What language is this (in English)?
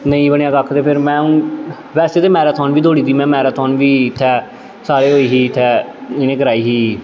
Dogri